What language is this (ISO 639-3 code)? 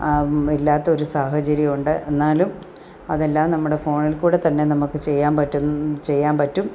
mal